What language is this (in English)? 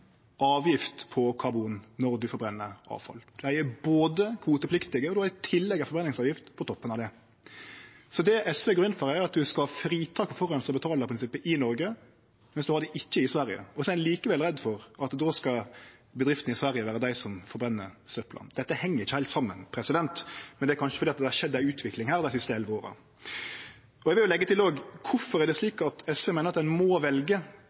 Norwegian Nynorsk